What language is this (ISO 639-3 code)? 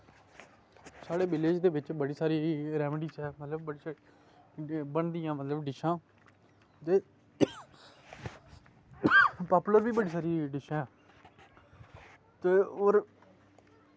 doi